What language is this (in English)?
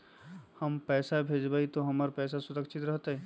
Magahi